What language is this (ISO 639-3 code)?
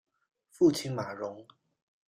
zho